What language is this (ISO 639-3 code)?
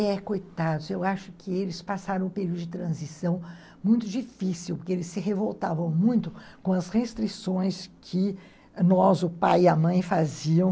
por